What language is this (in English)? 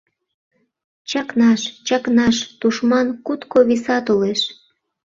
Mari